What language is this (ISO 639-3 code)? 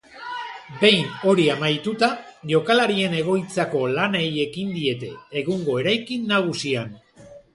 eus